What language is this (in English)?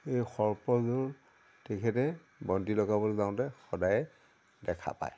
Assamese